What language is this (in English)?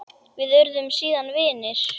Icelandic